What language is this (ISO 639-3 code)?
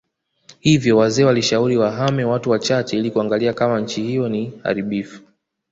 swa